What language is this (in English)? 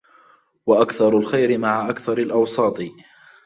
Arabic